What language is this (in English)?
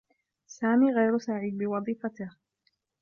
Arabic